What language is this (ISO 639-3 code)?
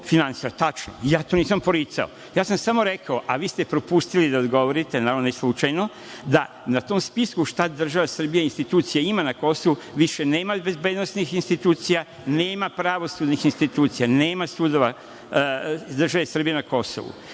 srp